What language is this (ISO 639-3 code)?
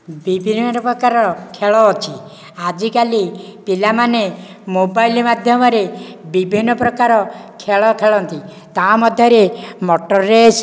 ori